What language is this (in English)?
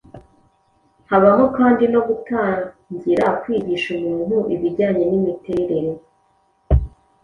Kinyarwanda